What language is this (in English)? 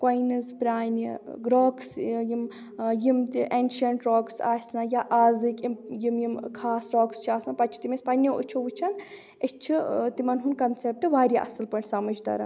Kashmiri